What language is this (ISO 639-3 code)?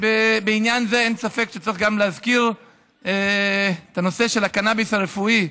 heb